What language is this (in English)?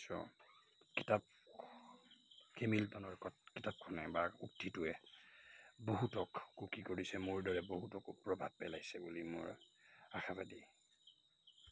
Assamese